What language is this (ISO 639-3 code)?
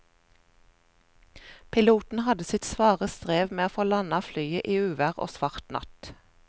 nor